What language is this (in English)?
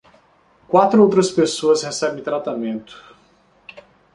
Portuguese